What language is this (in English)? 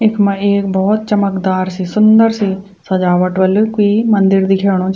Garhwali